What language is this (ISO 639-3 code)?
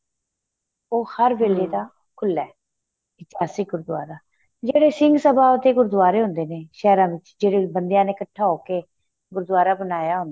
pan